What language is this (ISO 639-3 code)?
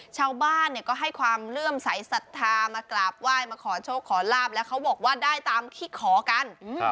tha